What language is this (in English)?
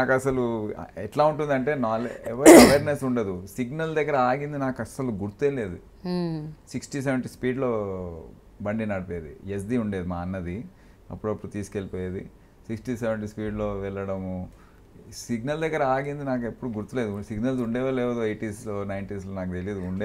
Telugu